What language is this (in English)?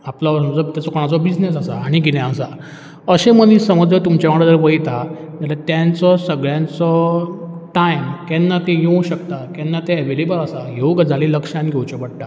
Konkani